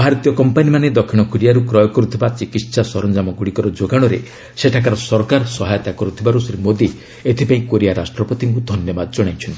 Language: Odia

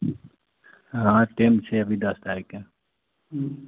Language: Maithili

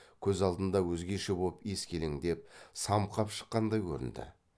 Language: Kazakh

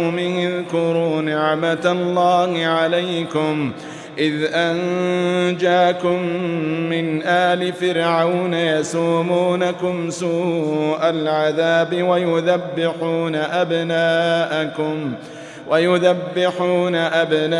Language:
Arabic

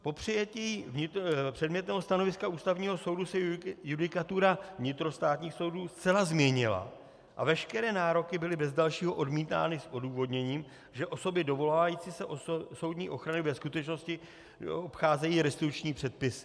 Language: Czech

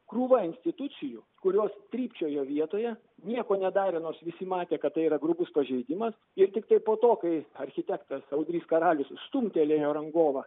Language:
Lithuanian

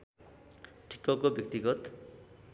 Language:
Nepali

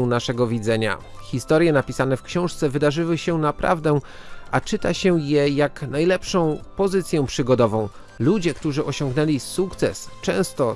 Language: Polish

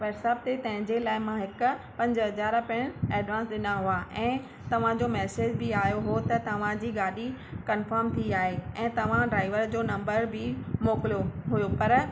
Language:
Sindhi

